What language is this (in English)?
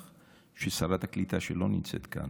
Hebrew